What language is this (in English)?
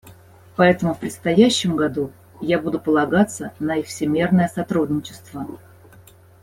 Russian